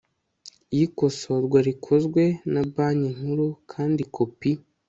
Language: Kinyarwanda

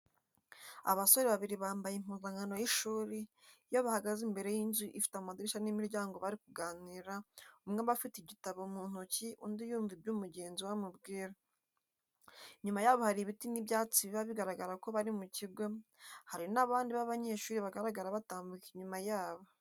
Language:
Kinyarwanda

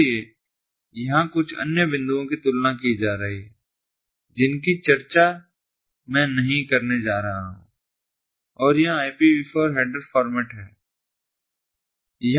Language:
Hindi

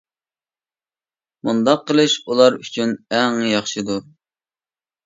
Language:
Uyghur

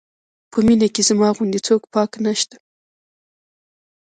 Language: Pashto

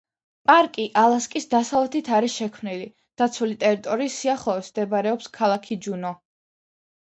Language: Georgian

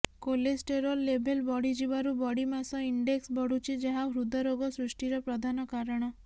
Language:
Odia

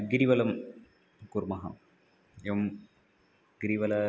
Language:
Sanskrit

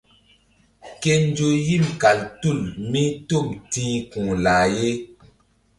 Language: Mbum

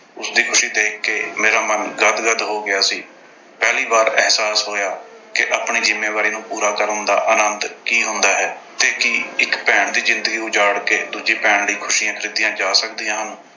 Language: Punjabi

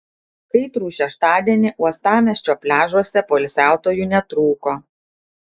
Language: Lithuanian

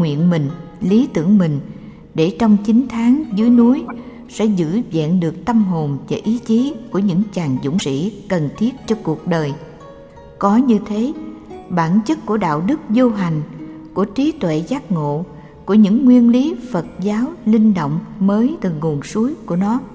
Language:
Vietnamese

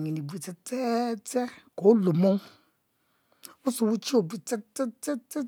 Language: Mbe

